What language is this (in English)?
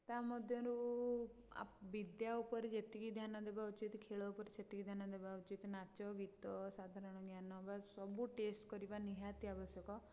Odia